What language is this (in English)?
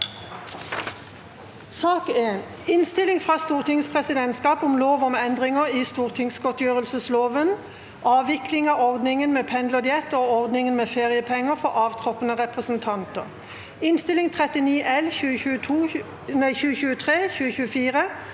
Norwegian